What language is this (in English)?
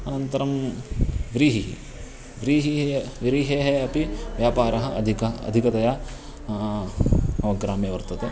Sanskrit